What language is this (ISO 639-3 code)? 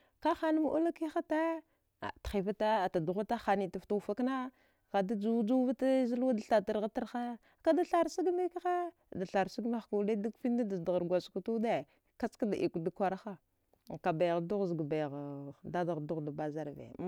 dgh